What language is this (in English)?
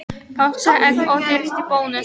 Icelandic